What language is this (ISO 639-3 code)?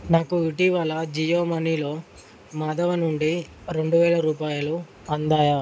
tel